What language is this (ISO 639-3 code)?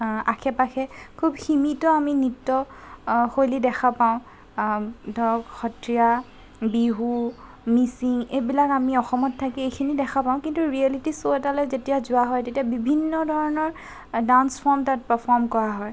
asm